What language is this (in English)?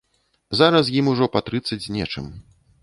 Belarusian